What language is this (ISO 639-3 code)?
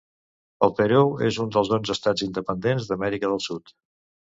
cat